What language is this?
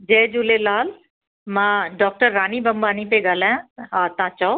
Sindhi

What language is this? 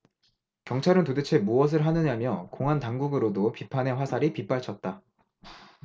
Korean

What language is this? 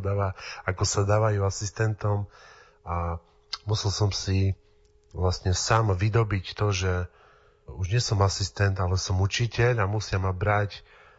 Slovak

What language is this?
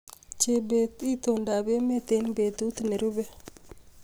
Kalenjin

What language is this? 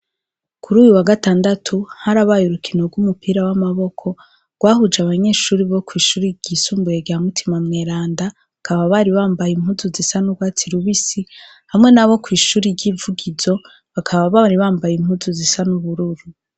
Rundi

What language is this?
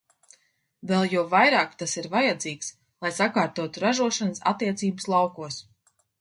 Latvian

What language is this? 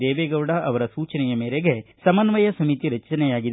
Kannada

